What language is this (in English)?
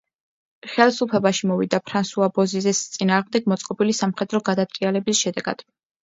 Georgian